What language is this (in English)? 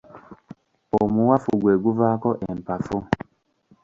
Ganda